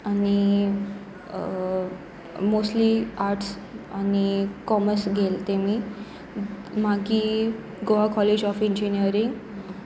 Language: Konkani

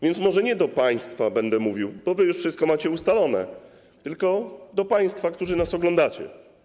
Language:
Polish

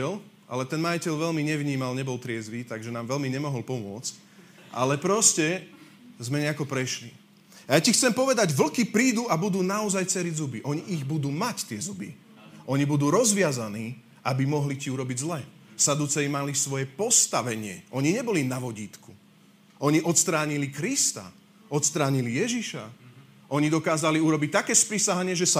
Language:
Slovak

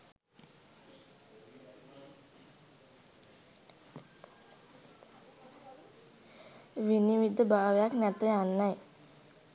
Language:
Sinhala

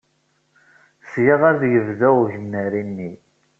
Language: Kabyle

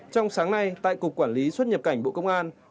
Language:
Vietnamese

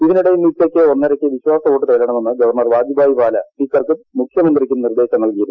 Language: Malayalam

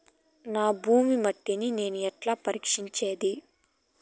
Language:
Telugu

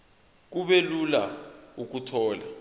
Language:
Zulu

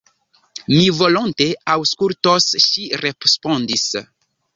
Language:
Esperanto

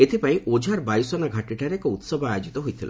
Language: Odia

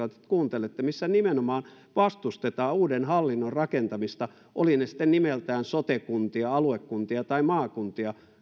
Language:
Finnish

